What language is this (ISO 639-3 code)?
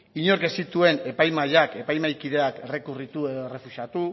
eus